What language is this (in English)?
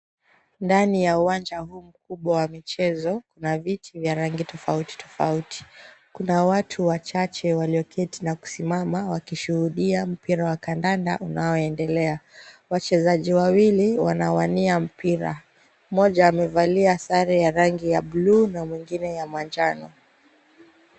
Swahili